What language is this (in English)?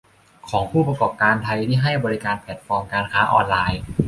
Thai